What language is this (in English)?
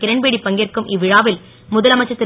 Tamil